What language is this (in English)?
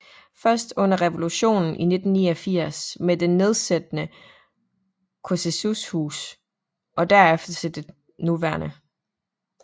Danish